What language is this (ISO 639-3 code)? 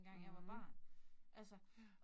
dan